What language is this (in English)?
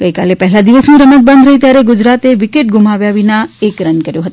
Gujarati